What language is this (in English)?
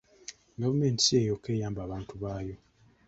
Ganda